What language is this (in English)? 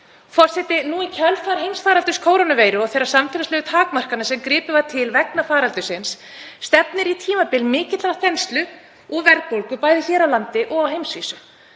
Icelandic